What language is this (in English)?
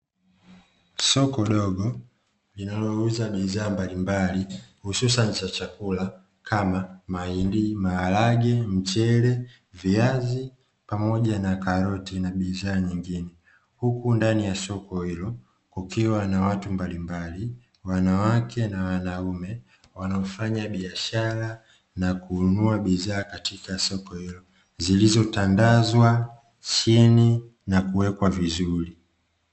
Swahili